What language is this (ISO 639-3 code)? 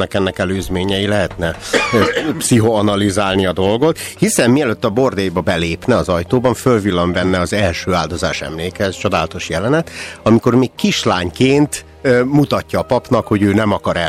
hun